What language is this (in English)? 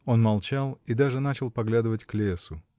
Russian